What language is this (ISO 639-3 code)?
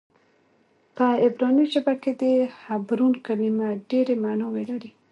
pus